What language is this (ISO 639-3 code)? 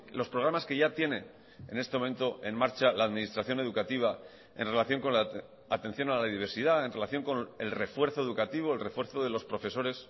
spa